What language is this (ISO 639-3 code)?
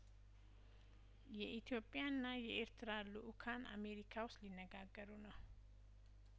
amh